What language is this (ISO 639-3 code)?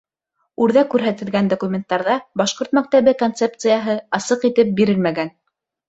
bak